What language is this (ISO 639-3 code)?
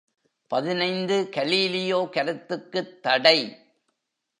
tam